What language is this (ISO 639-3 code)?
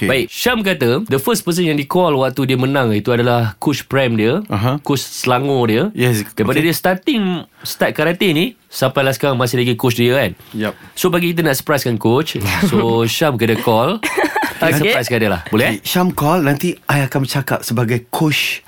msa